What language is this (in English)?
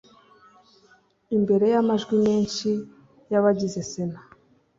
Kinyarwanda